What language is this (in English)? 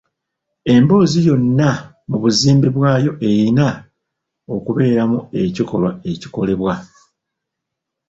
Ganda